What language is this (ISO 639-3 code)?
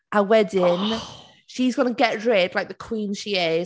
cym